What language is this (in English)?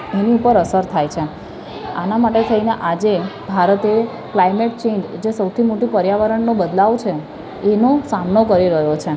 Gujarati